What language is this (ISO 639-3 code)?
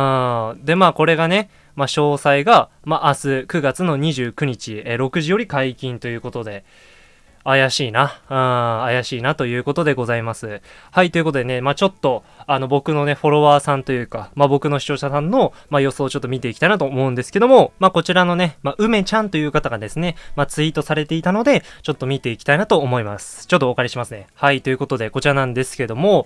jpn